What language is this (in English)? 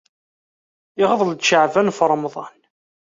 Kabyle